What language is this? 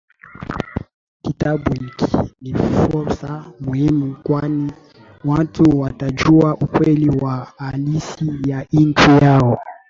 Swahili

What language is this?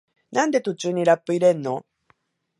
Japanese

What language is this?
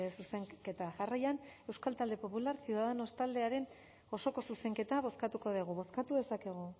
Basque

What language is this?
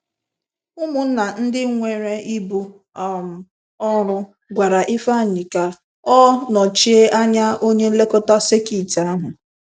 Igbo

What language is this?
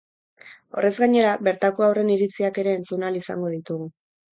Basque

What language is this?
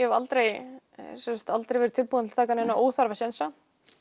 Icelandic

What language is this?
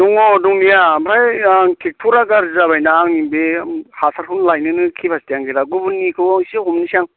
Bodo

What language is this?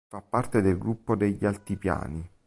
Italian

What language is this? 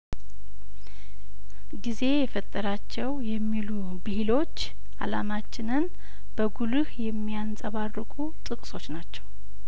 Amharic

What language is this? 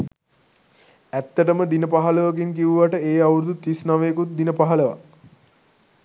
Sinhala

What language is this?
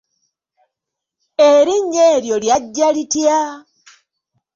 Ganda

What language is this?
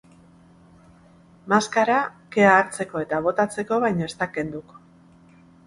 Basque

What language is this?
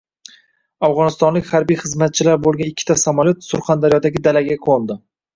Uzbek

